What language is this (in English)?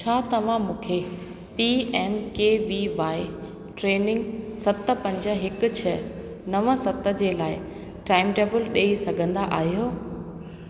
Sindhi